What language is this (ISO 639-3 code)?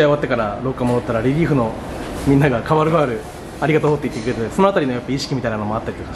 jpn